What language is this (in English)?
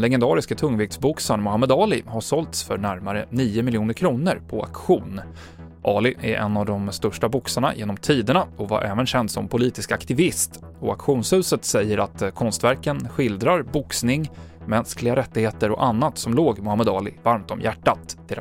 Swedish